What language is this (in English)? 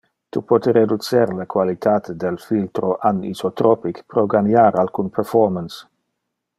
Interlingua